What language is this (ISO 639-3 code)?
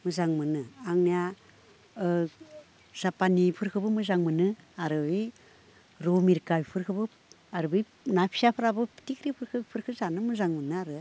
brx